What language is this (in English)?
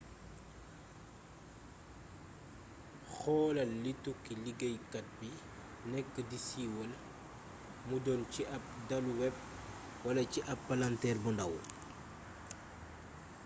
Wolof